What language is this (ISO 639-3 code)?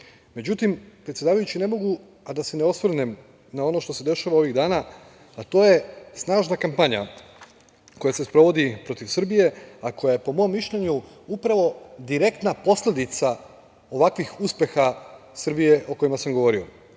srp